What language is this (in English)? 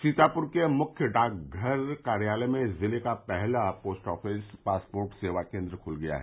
Hindi